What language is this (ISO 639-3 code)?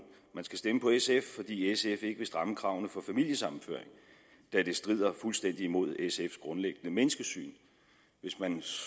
dan